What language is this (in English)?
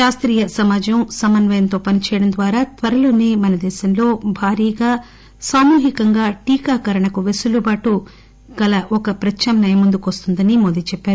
Telugu